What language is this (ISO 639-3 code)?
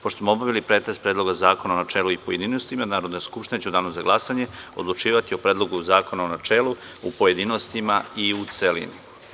srp